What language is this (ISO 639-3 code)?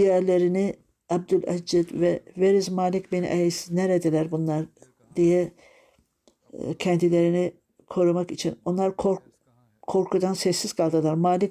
tur